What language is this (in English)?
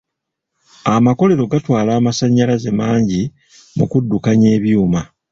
Ganda